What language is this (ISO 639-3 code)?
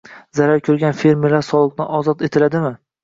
uzb